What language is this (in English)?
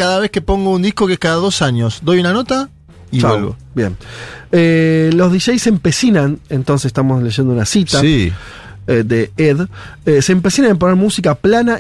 Spanish